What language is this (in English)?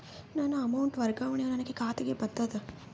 Kannada